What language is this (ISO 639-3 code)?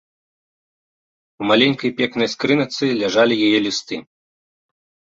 bel